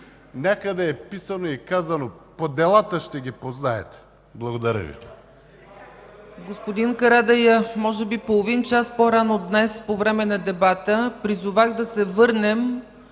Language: Bulgarian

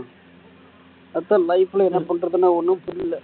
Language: Tamil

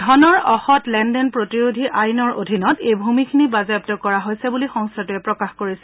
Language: Assamese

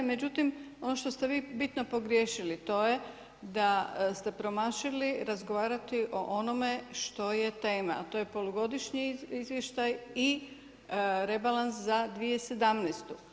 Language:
Croatian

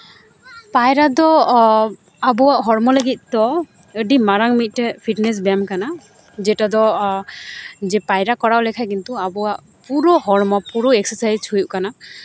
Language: Santali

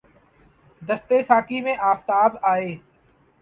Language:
Urdu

